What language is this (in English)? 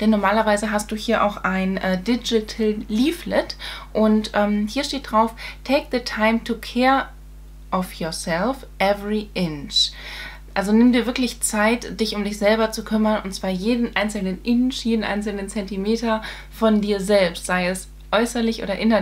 German